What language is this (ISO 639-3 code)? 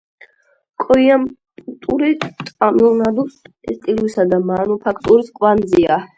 kat